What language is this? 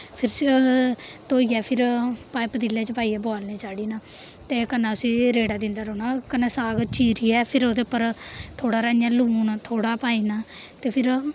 Dogri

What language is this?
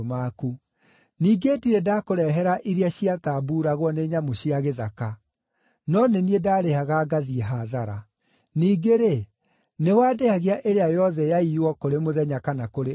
Kikuyu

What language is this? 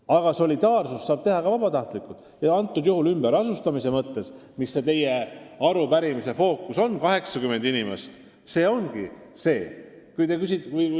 Estonian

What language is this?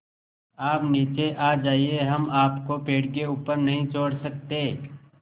Hindi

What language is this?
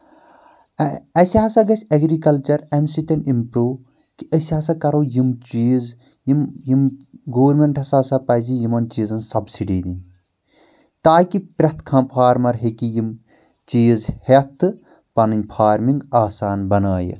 Kashmiri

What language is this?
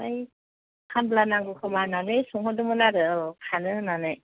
Bodo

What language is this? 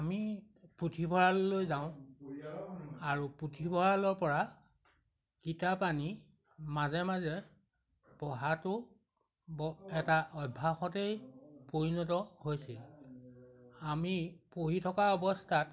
Assamese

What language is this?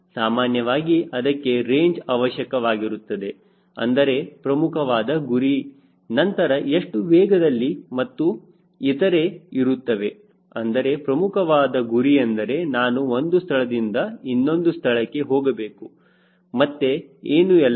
Kannada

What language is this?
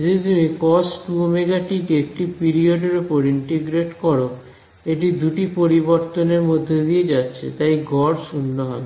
Bangla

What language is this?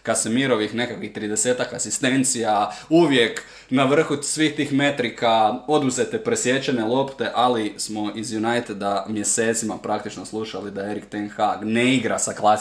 Croatian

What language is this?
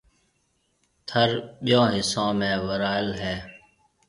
Marwari (Pakistan)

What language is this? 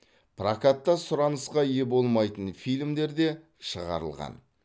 Kazakh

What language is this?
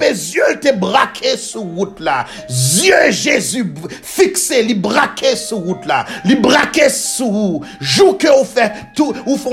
French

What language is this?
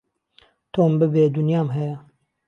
Central Kurdish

